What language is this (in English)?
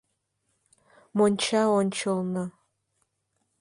Mari